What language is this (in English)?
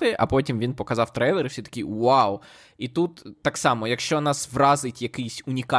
Ukrainian